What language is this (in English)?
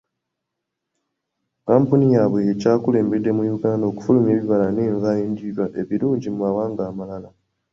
Ganda